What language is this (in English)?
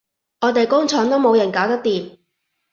Cantonese